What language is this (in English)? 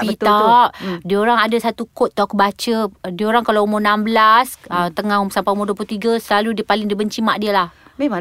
Malay